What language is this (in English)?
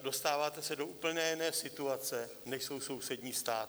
Czech